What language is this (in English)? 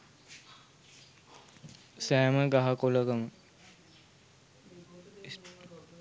Sinhala